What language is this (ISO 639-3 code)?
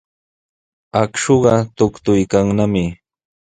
qws